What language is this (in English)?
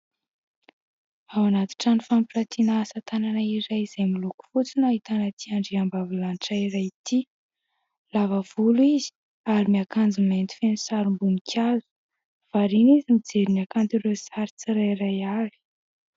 Malagasy